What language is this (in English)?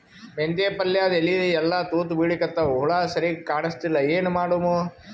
Kannada